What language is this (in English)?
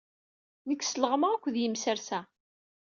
Kabyle